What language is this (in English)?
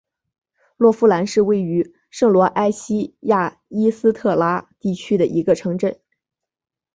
Chinese